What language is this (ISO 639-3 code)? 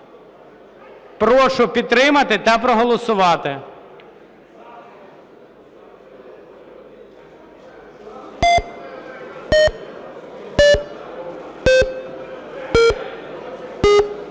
ukr